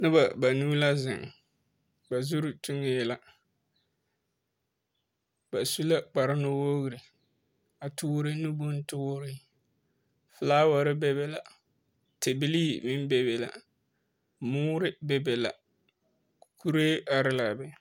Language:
Southern Dagaare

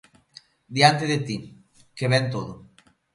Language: Galician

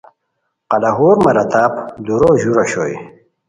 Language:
Khowar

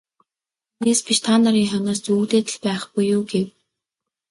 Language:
Mongolian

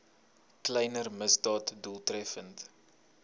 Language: Afrikaans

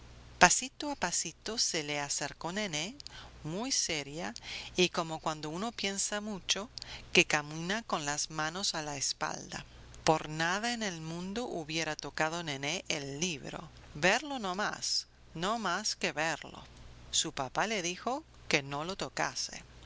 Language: Spanish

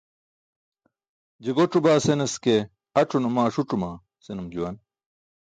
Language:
Burushaski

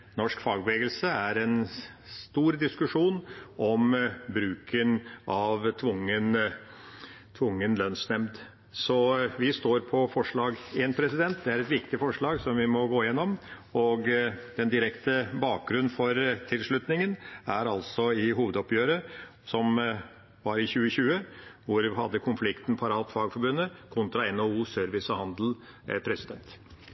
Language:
Norwegian Bokmål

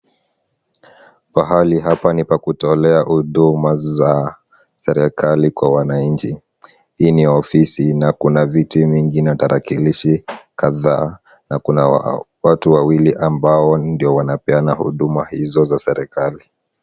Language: Swahili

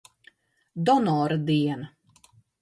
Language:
Latvian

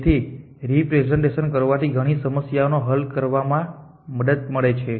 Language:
Gujarati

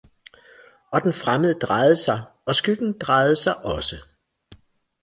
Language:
Danish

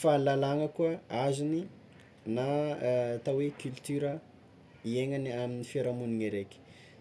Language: Tsimihety Malagasy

